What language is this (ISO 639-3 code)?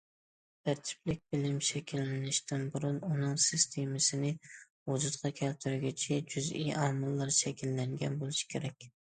uig